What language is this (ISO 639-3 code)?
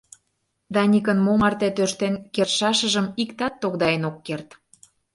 chm